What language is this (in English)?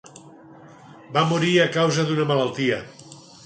Catalan